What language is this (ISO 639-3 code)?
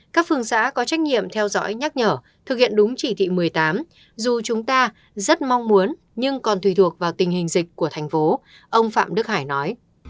vie